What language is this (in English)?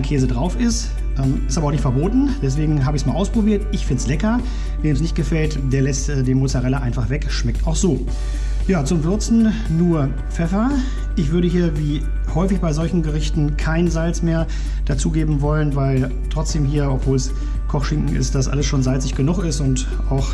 German